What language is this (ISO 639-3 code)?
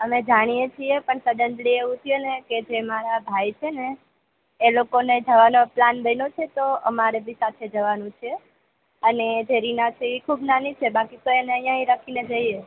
guj